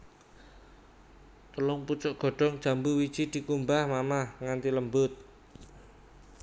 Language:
Javanese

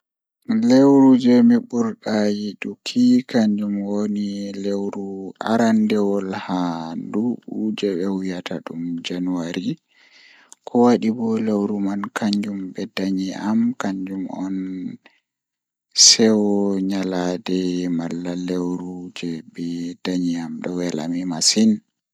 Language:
Fula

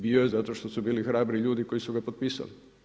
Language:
Croatian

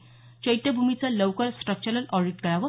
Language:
Marathi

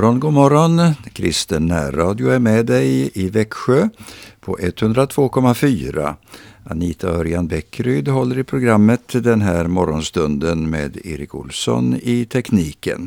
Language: Swedish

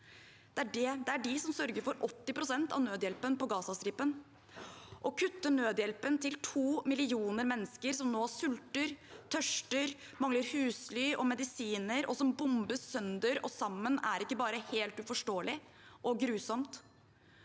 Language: Norwegian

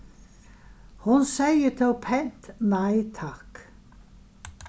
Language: Faroese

